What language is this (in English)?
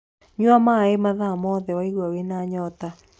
Kikuyu